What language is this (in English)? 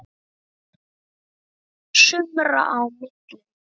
Icelandic